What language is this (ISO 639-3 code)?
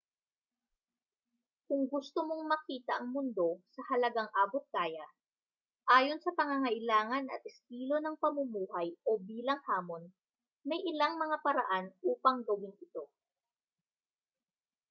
fil